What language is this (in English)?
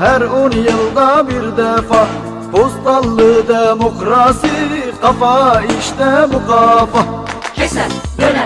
Turkish